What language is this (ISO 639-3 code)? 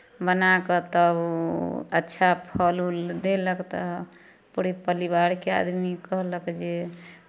mai